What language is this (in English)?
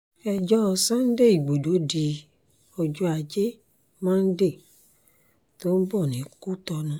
Yoruba